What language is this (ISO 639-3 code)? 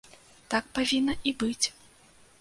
bel